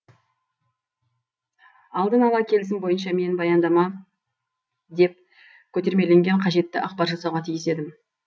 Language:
Kazakh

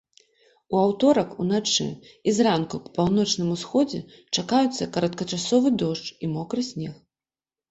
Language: Belarusian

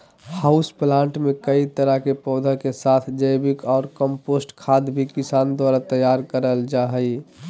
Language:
Magahi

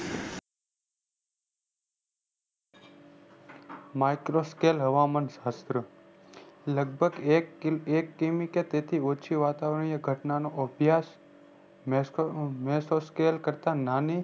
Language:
Gujarati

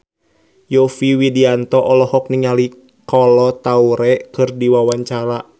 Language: Sundanese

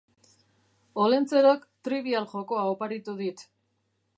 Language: Basque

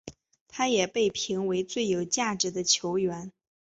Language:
Chinese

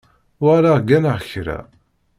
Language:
Kabyle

